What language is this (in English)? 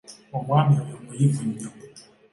Ganda